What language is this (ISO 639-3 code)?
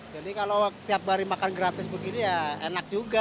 ind